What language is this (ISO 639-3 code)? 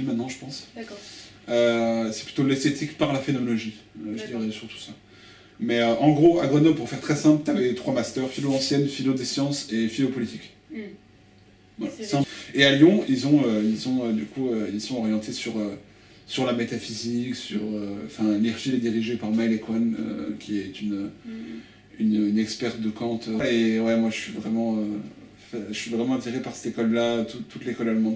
fra